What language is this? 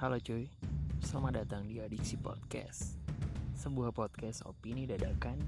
Indonesian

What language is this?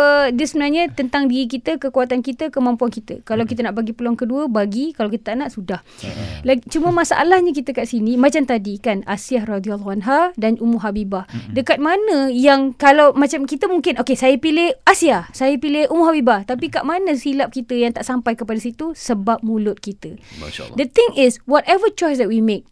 Malay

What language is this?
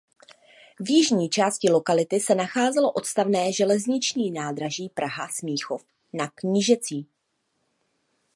Czech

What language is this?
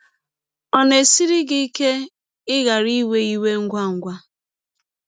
Igbo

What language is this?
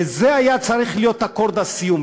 Hebrew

